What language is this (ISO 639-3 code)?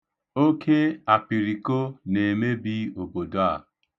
ibo